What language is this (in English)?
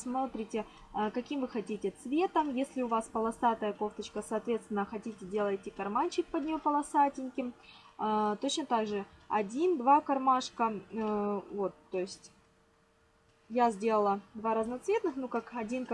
Russian